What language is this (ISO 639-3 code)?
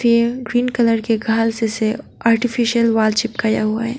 hin